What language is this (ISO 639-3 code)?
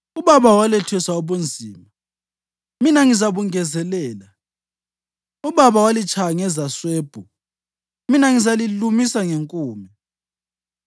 nde